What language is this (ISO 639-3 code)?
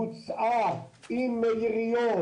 heb